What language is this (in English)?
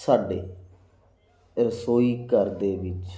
Punjabi